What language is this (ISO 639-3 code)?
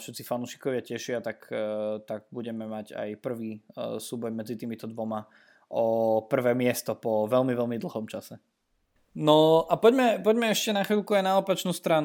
slk